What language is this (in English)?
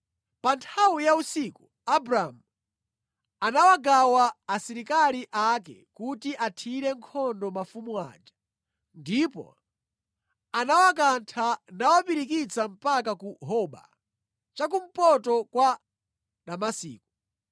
Nyanja